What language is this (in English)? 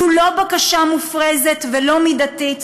Hebrew